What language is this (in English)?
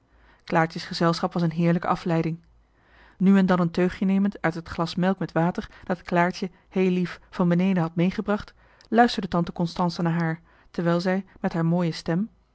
Dutch